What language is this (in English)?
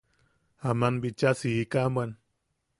Yaqui